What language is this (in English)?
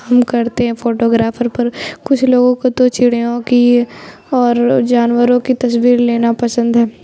Urdu